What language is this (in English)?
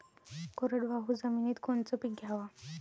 Marathi